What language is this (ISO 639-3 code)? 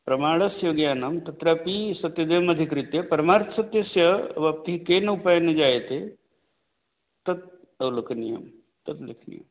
san